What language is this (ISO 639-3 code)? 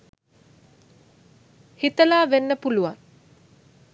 sin